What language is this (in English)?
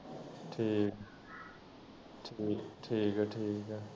Punjabi